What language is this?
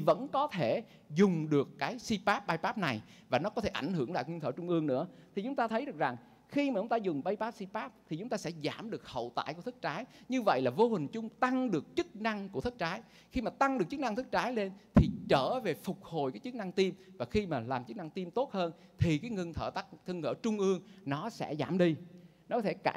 Vietnamese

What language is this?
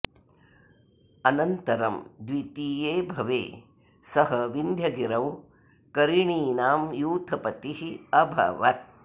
Sanskrit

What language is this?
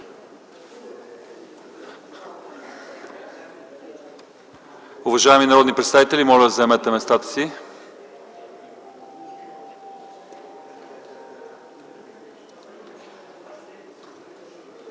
Bulgarian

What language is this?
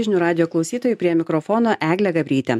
Lithuanian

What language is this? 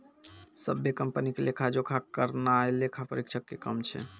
Maithili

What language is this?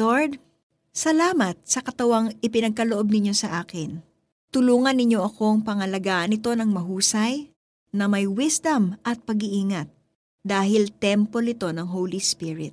Filipino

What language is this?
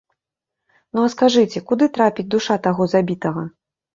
Belarusian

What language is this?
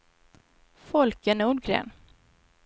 Swedish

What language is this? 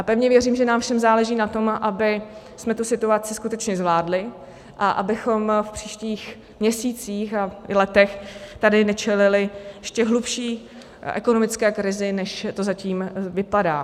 Czech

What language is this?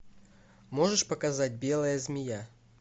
Russian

